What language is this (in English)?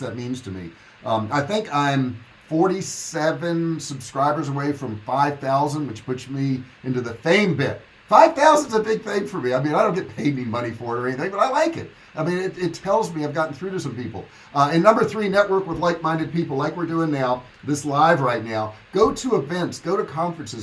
English